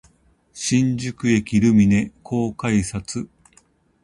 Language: Japanese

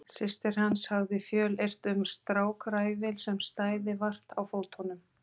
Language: Icelandic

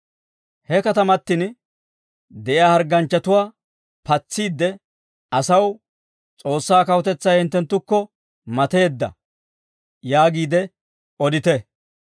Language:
Dawro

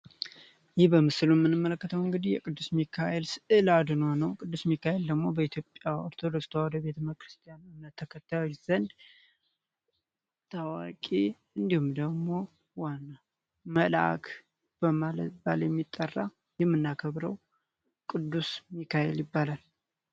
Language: Amharic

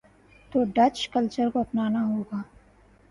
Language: Urdu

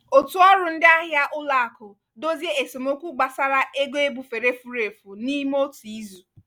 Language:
Igbo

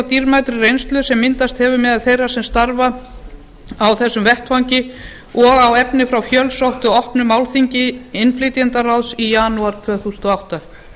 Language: Icelandic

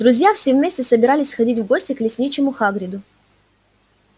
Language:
Russian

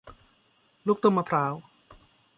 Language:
Thai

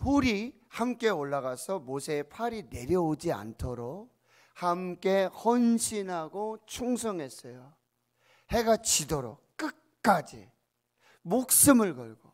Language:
Korean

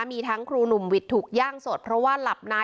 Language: Thai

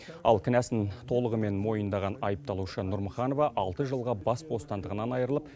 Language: Kazakh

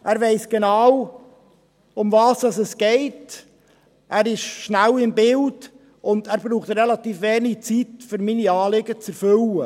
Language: Swiss German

